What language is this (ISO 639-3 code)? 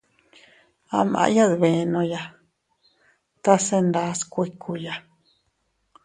cut